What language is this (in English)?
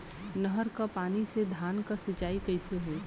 Bhojpuri